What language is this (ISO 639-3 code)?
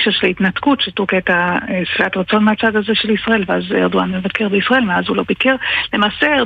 heb